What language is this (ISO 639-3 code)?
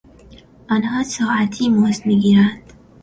fas